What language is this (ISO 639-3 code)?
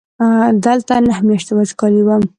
pus